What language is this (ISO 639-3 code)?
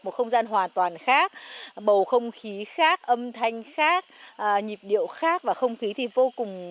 vie